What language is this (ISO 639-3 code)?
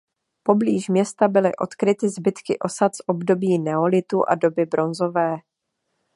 ces